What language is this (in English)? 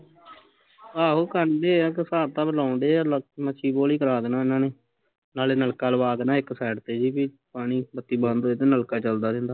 Punjabi